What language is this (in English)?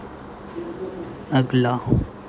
Hindi